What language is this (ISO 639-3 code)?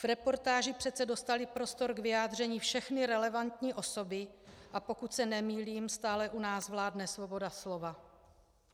ces